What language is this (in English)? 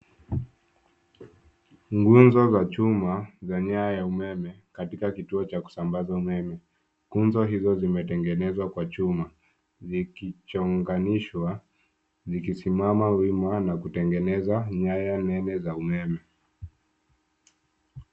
Swahili